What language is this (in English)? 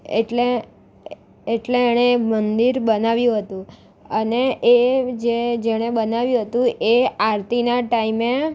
Gujarati